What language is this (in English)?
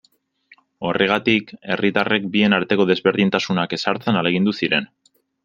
Basque